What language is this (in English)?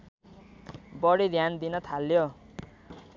Nepali